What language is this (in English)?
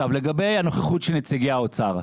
Hebrew